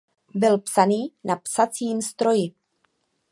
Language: Czech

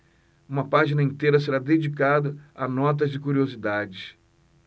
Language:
Portuguese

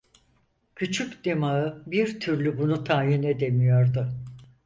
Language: Turkish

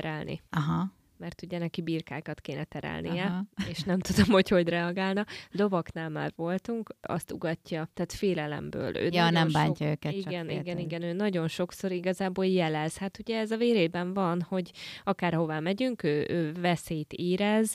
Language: Hungarian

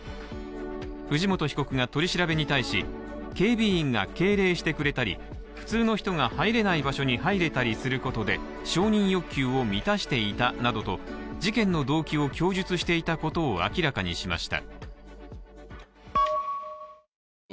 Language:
Japanese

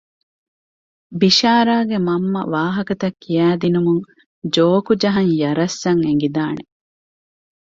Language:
Divehi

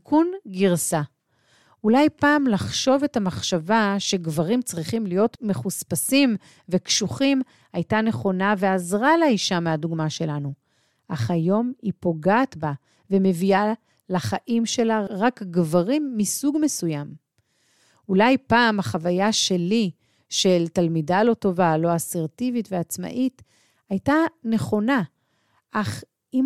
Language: Hebrew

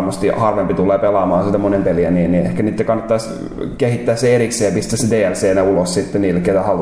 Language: Finnish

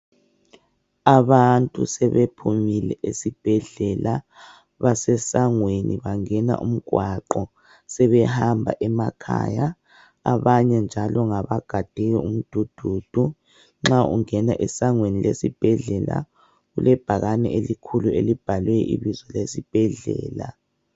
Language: North Ndebele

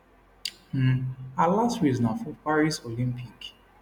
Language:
Nigerian Pidgin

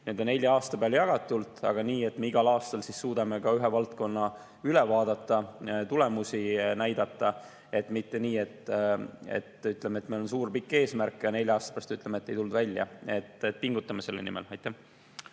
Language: Estonian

